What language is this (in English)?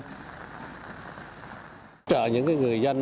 Vietnamese